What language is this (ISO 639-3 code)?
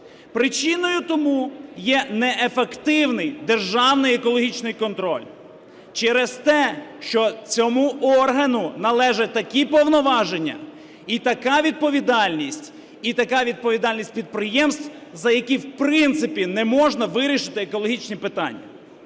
ukr